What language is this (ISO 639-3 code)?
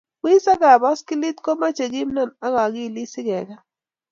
kln